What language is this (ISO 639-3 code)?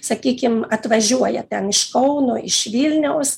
lit